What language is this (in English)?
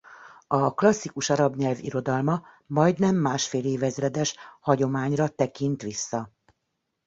Hungarian